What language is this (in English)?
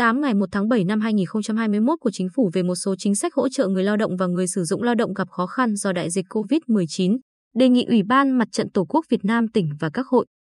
Vietnamese